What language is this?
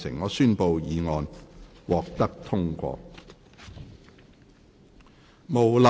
Cantonese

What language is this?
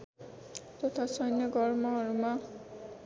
Nepali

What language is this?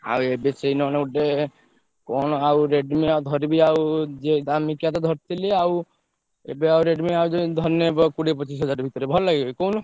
Odia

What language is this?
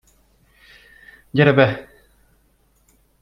Hungarian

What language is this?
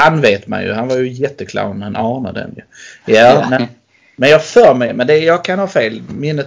Swedish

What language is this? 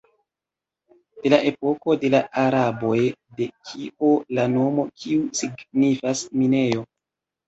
Esperanto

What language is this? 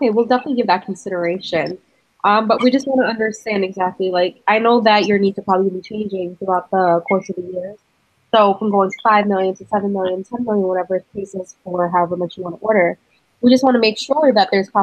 English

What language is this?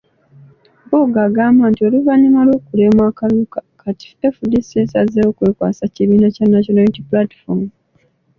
Ganda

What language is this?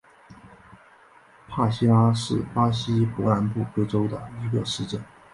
Chinese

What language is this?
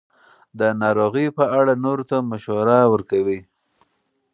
Pashto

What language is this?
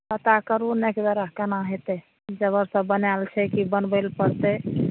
Maithili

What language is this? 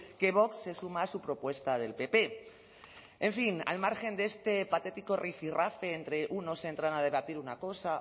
Spanish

